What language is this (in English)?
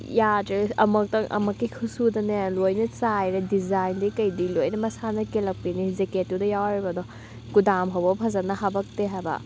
Manipuri